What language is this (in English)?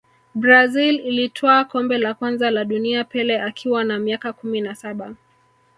Swahili